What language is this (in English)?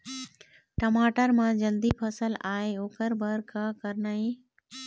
Chhattisgarhi